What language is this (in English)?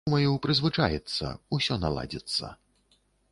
Belarusian